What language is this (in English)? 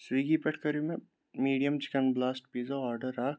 Kashmiri